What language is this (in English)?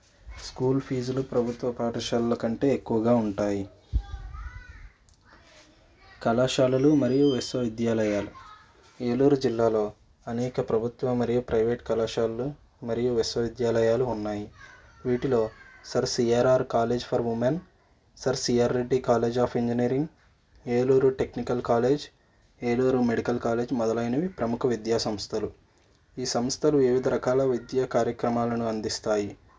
Telugu